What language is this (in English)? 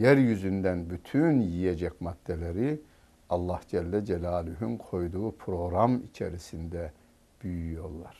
Turkish